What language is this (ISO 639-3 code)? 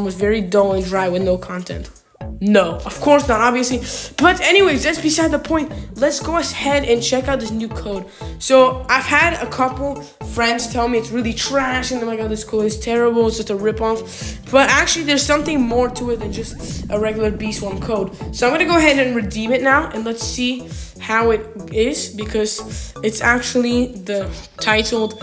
eng